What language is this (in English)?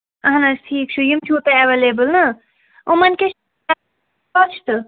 Kashmiri